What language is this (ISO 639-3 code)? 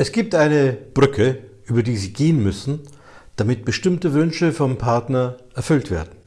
deu